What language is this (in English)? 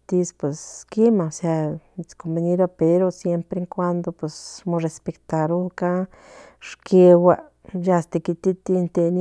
Central Nahuatl